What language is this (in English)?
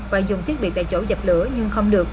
Vietnamese